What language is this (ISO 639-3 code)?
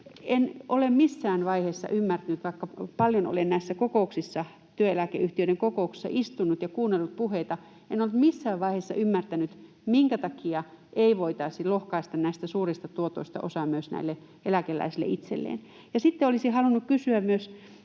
fin